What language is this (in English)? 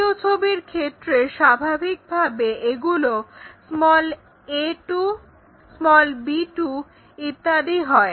Bangla